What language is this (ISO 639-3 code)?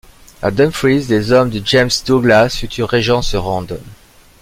fra